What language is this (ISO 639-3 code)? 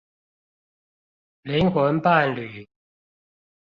zho